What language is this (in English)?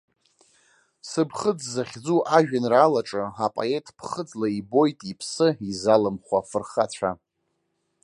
Abkhazian